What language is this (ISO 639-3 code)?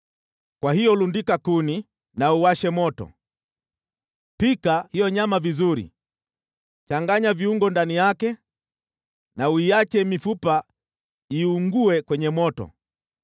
swa